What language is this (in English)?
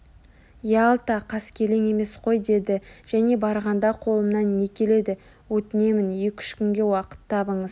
Kazakh